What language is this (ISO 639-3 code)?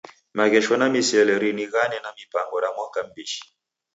dav